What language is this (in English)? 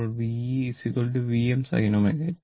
Malayalam